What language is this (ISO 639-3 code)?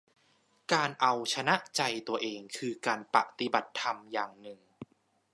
tha